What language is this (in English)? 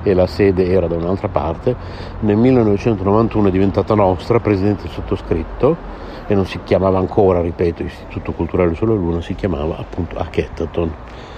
Italian